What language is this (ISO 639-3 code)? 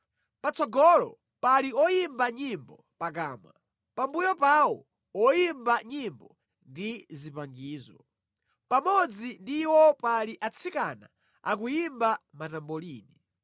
nya